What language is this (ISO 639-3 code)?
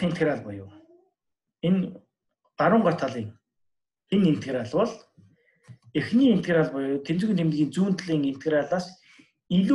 tur